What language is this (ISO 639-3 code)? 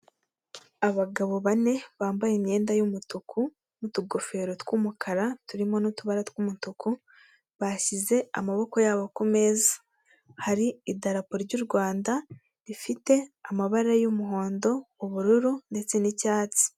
kin